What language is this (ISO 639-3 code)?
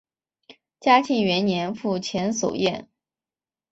zho